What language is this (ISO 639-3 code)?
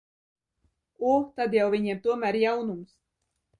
lav